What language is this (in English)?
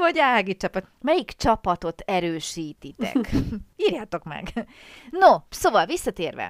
Hungarian